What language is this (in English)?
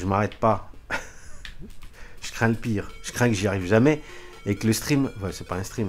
French